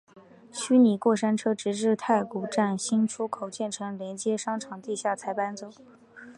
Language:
Chinese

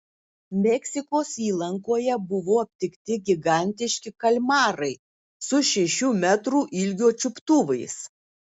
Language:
Lithuanian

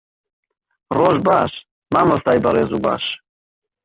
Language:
Central Kurdish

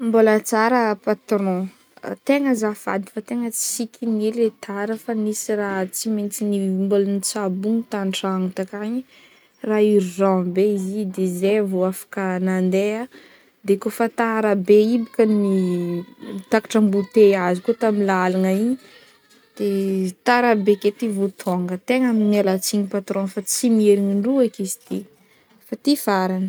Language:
Northern Betsimisaraka Malagasy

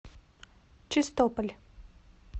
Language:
Russian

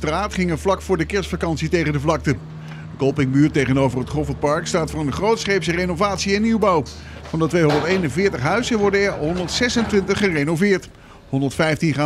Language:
Dutch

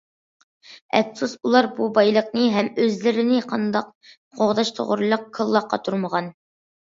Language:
Uyghur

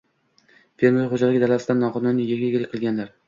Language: Uzbek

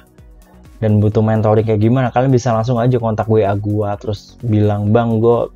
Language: Indonesian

